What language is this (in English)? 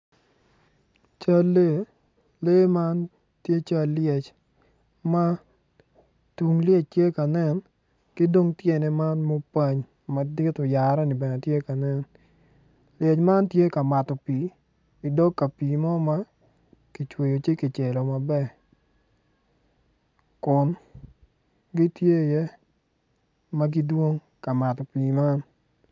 Acoli